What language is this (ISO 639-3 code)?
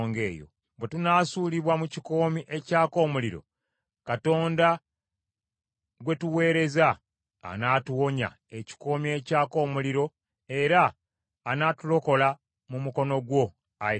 lug